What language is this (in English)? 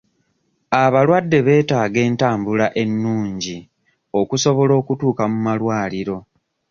Ganda